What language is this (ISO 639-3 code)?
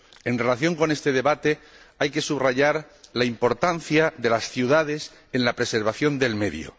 spa